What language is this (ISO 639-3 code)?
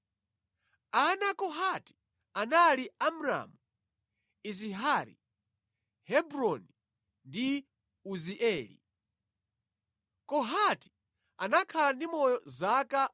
nya